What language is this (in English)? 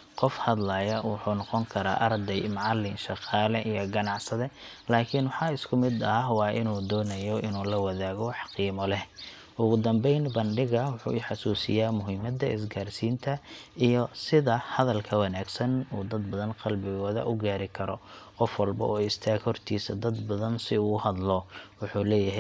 Somali